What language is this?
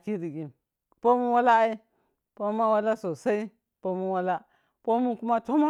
Piya-Kwonci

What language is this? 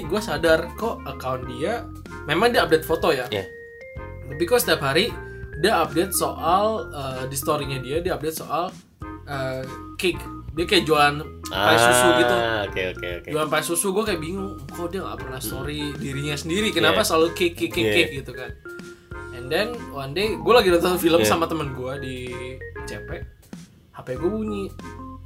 Indonesian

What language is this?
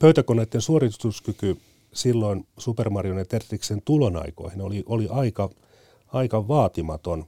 Finnish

